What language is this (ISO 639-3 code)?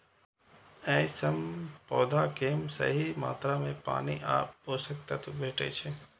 mai